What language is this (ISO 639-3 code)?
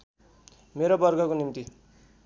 nep